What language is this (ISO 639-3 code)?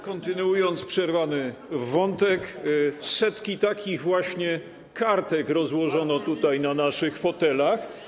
pol